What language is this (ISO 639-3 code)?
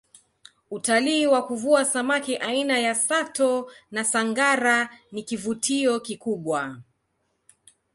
swa